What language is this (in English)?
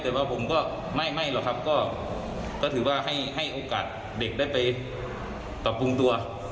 Thai